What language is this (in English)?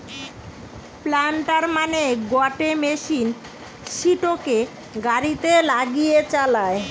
Bangla